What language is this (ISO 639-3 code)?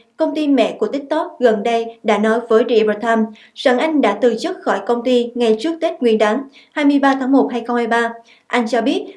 vie